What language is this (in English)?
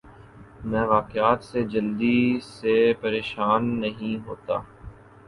Urdu